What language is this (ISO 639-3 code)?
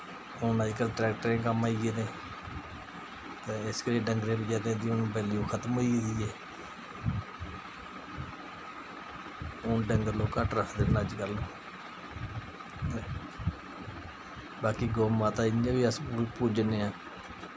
doi